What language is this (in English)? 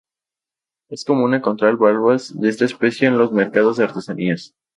Spanish